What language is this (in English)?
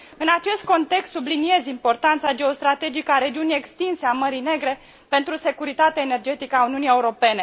Romanian